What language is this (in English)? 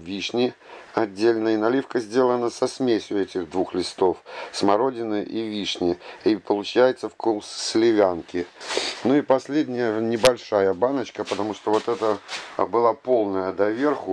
Russian